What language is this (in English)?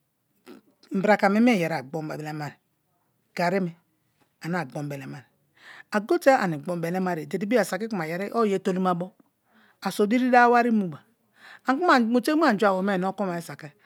Kalabari